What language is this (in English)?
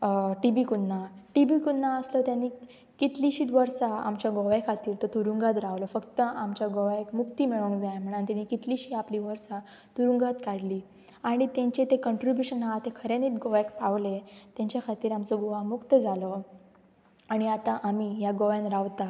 Konkani